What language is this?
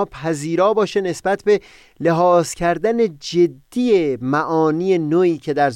Persian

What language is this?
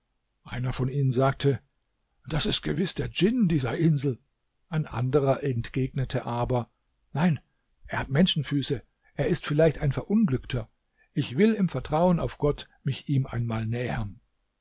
German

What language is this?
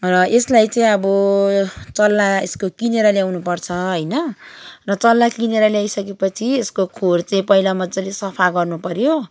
Nepali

